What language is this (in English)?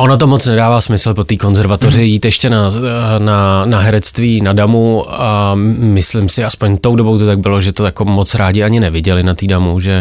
Czech